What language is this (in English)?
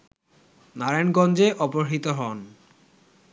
Bangla